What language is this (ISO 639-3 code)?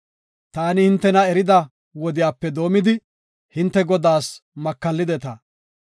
gof